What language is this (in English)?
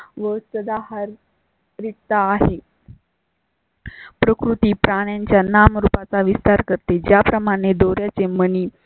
Marathi